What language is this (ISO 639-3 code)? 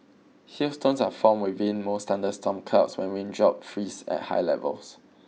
eng